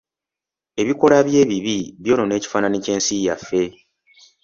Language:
Ganda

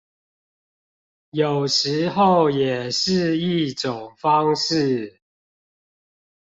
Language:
Chinese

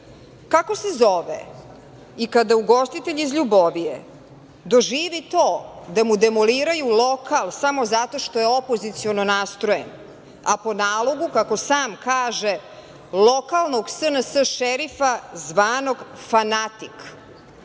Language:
Serbian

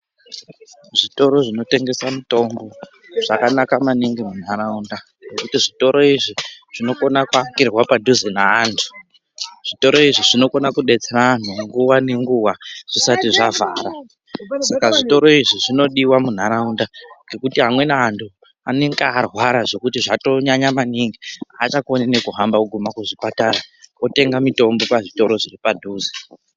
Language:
Ndau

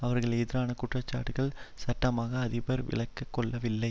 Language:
Tamil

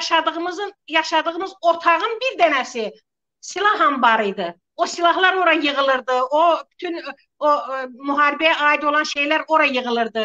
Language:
Turkish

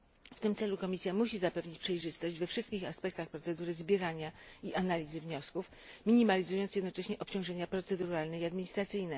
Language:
Polish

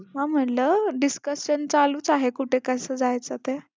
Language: Marathi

